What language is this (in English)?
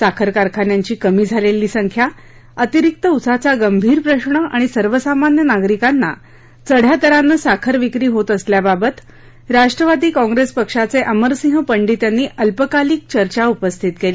Marathi